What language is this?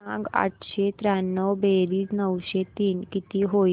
Marathi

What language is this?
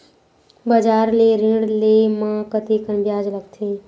Chhattisgarhi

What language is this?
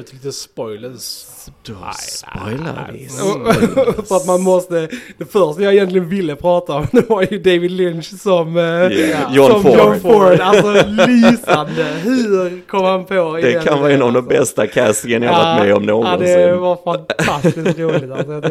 Swedish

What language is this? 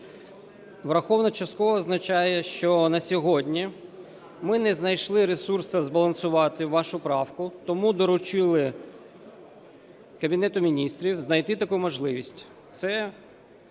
Ukrainian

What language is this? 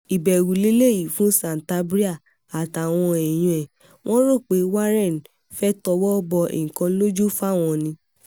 Yoruba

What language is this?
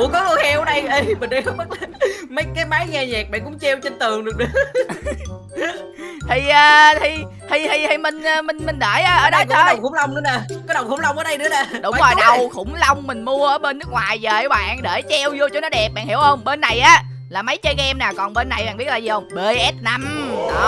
Vietnamese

